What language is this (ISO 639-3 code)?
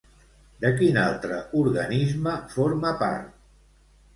cat